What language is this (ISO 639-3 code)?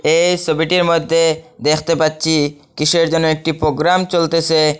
ben